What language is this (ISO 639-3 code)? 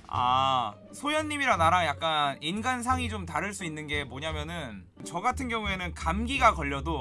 kor